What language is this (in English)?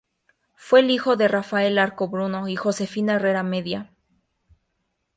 Spanish